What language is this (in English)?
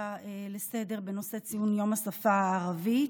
Hebrew